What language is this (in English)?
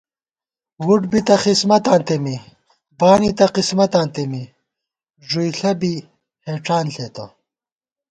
Gawar-Bati